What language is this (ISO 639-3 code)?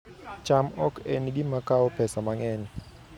luo